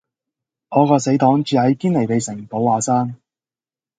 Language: Cantonese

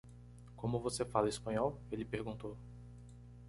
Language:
Portuguese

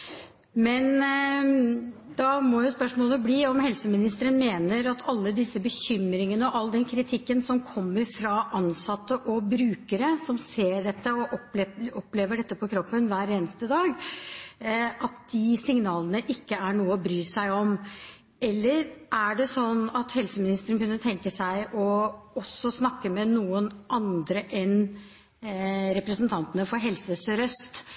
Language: Norwegian Bokmål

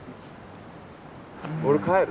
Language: Japanese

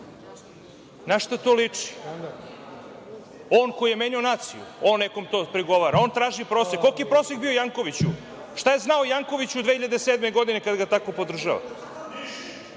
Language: Serbian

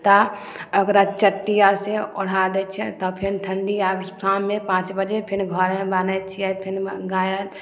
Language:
Maithili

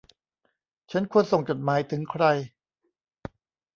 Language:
Thai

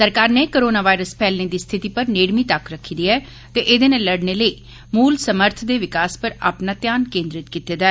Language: Dogri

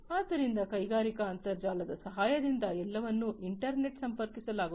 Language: Kannada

